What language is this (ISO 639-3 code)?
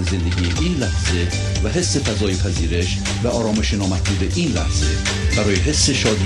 fas